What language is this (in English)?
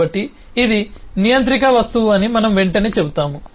Telugu